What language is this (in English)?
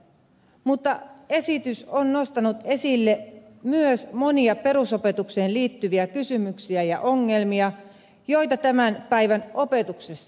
Finnish